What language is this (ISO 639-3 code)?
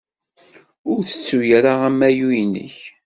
kab